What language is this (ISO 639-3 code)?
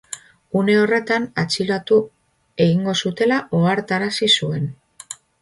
eus